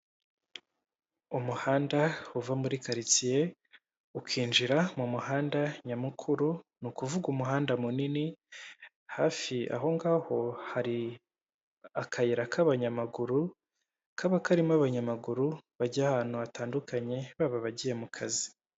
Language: Kinyarwanda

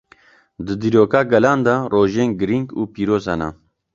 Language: Kurdish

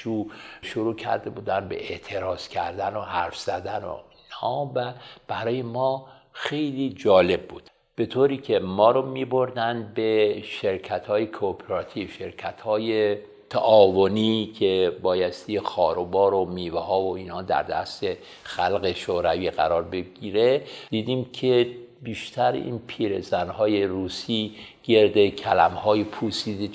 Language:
Persian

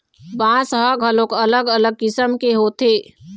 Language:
Chhattisgarhi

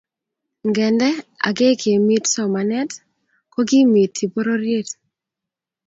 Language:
Kalenjin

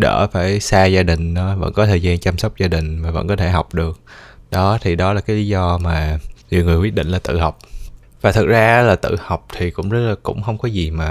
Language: Vietnamese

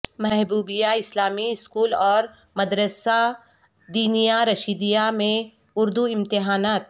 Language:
Urdu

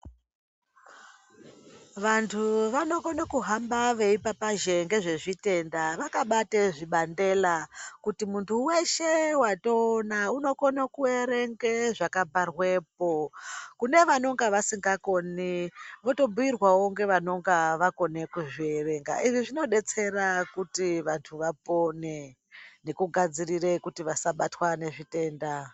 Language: Ndau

